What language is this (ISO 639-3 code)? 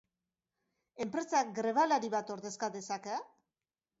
eus